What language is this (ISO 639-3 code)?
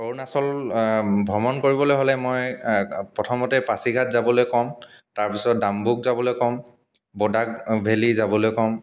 asm